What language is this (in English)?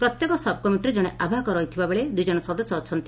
Odia